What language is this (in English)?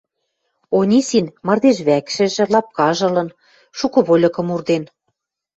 Western Mari